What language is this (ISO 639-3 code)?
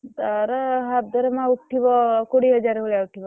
ori